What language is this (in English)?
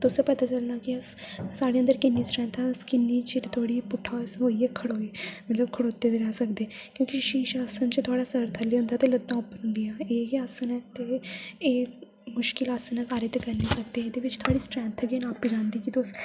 Dogri